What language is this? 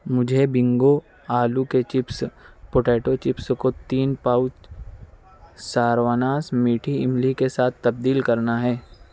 Urdu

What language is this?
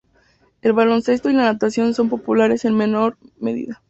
Spanish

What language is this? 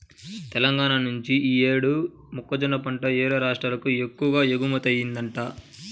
Telugu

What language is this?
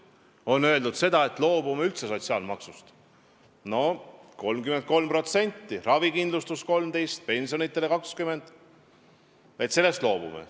Estonian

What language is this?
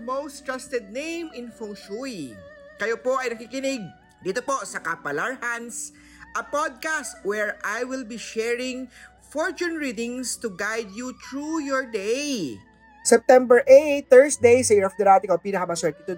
Filipino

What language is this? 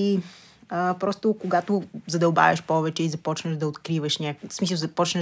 Bulgarian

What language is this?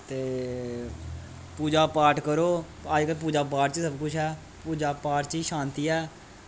Dogri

